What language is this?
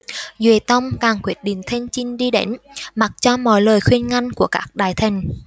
Vietnamese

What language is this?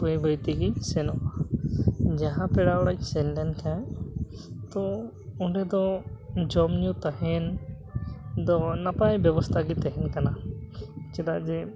Santali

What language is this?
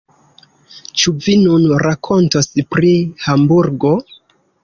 Esperanto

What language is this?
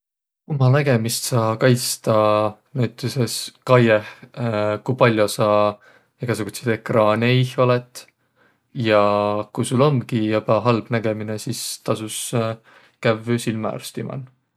Võro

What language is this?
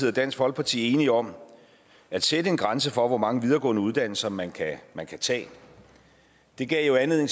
Danish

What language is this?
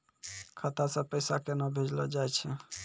Maithili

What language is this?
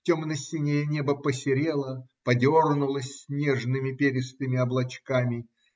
Russian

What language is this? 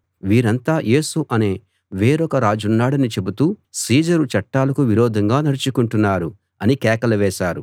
Telugu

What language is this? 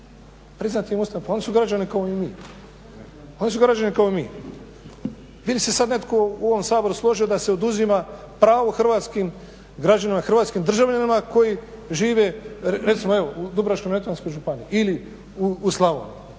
Croatian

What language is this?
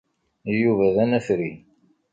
Kabyle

